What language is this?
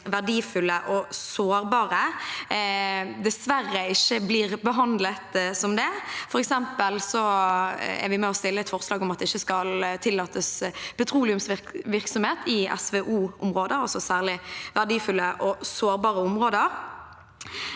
Norwegian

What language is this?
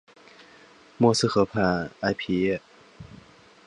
Chinese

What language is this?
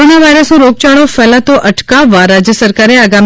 Gujarati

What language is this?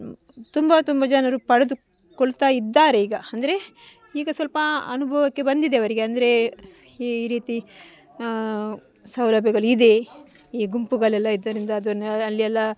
Kannada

